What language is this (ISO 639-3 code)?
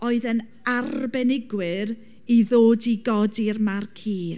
cym